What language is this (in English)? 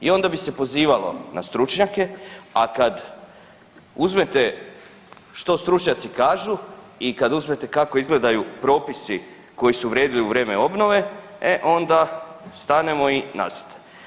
Croatian